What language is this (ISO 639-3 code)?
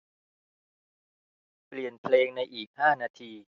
tha